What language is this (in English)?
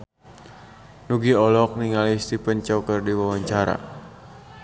Sundanese